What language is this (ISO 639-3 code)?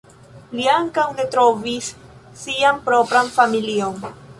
epo